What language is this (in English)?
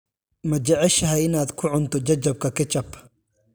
Somali